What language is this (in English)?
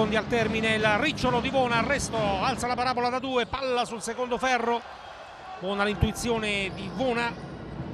Italian